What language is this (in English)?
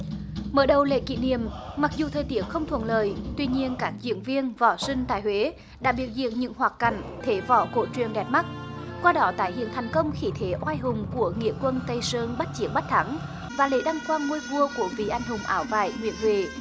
Vietnamese